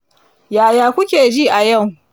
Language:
Hausa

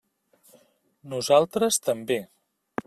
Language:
Catalan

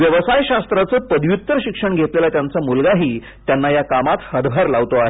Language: Marathi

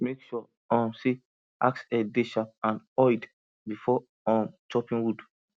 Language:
Nigerian Pidgin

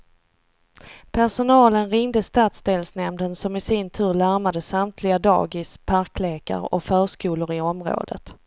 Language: Swedish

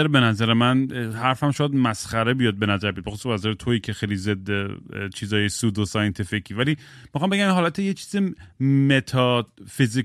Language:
Persian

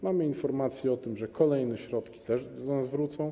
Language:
Polish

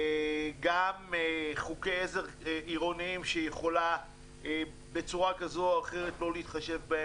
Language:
Hebrew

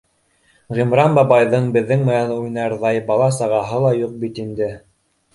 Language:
Bashkir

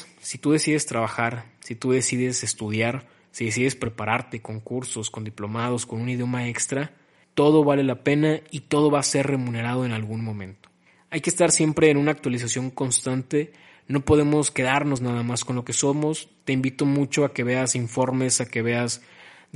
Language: Spanish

